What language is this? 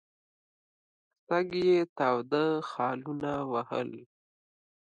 Pashto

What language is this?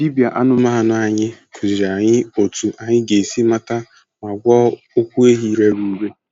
Igbo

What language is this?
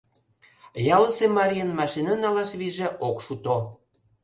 Mari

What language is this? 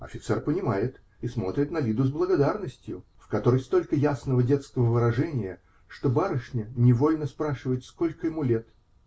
Russian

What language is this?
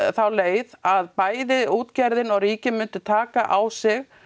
Icelandic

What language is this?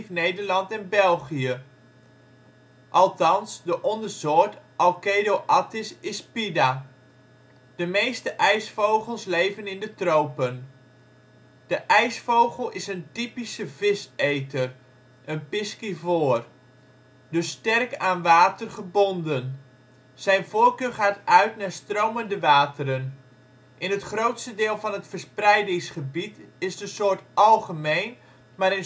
Dutch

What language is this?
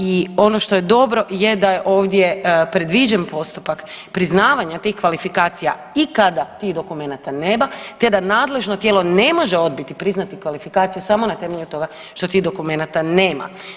Croatian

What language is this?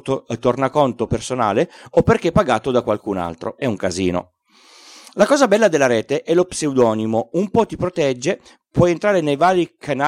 Italian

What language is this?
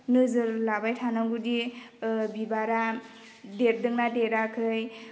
Bodo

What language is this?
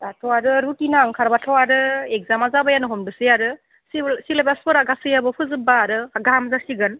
Bodo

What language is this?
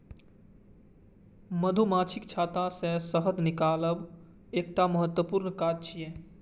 Maithili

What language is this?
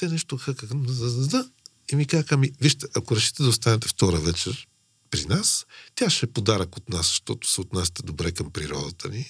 Bulgarian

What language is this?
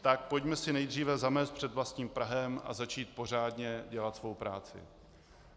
Czech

